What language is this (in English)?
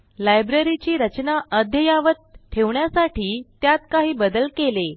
Marathi